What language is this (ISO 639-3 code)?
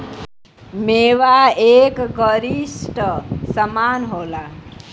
bho